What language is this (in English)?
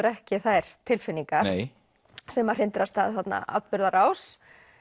Icelandic